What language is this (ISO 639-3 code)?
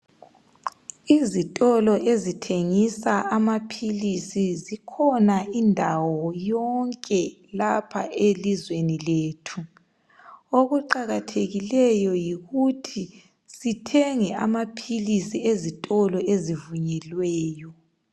nde